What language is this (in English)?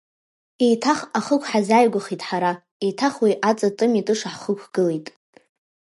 Abkhazian